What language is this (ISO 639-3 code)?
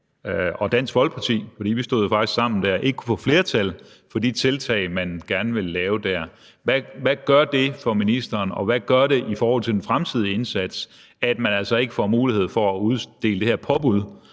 dan